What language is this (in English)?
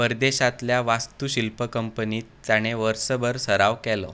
Konkani